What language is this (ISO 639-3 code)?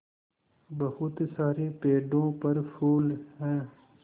hin